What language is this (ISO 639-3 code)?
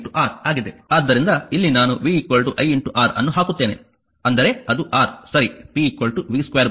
kan